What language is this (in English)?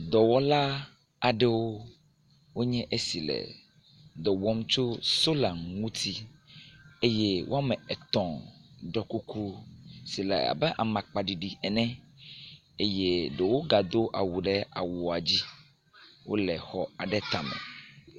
Ewe